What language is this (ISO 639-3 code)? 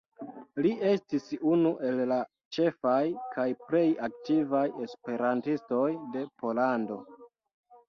epo